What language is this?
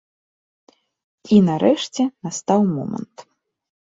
Belarusian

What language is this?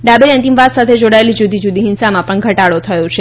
Gujarati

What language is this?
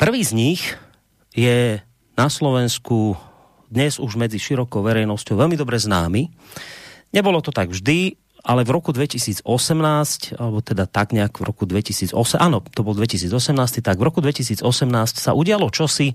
Slovak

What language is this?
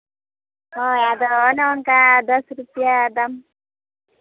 Santali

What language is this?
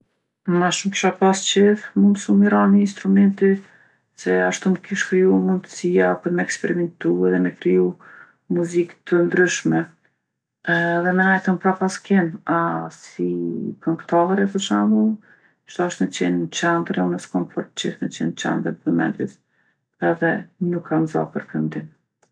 Gheg Albanian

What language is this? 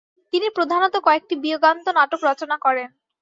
Bangla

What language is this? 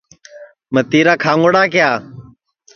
Sansi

